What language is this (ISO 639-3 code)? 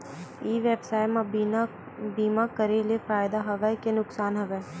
hne